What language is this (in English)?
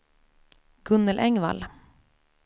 Swedish